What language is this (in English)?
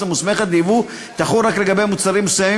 Hebrew